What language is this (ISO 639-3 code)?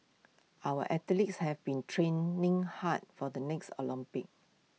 eng